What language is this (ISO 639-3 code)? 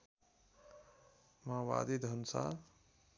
nep